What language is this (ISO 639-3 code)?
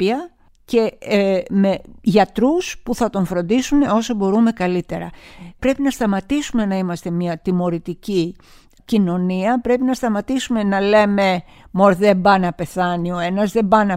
ell